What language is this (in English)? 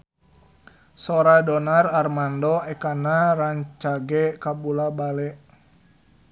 Sundanese